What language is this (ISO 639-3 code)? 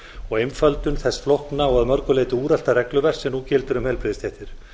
isl